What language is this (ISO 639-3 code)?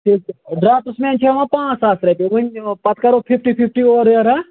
kas